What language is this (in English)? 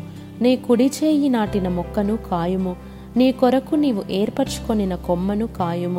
Telugu